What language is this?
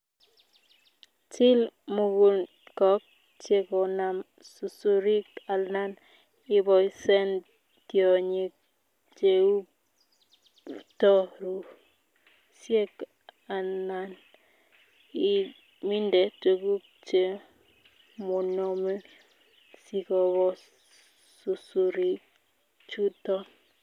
Kalenjin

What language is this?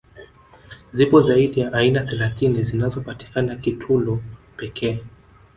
Swahili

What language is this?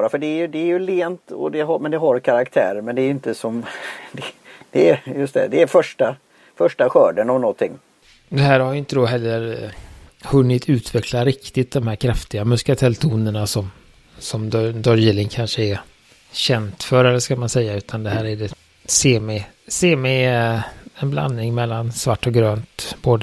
Swedish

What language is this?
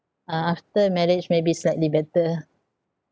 English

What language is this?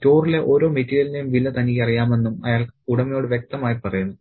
Malayalam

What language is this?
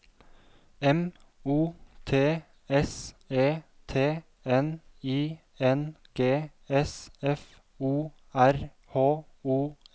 Norwegian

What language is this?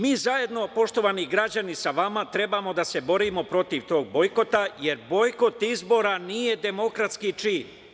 Serbian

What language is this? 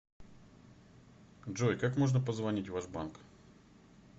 Russian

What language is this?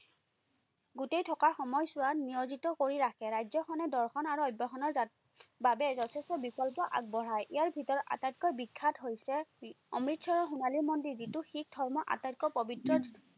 Assamese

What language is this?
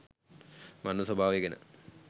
Sinhala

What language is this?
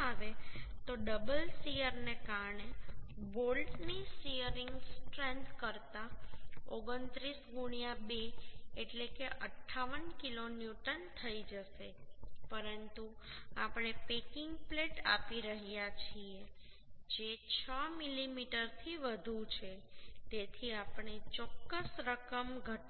Gujarati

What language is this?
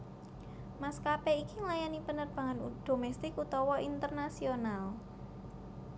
Javanese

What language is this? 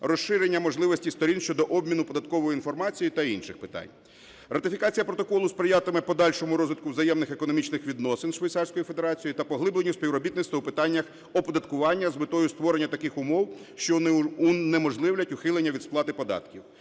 Ukrainian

